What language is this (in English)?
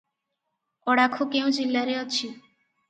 Odia